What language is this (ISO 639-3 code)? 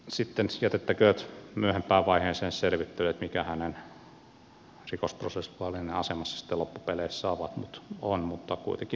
fin